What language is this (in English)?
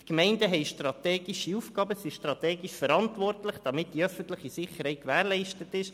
Swiss German